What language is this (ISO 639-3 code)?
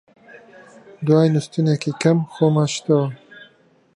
ckb